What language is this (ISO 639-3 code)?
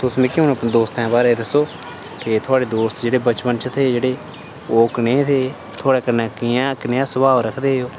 doi